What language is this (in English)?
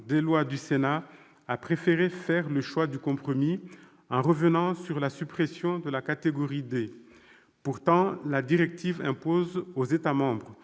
French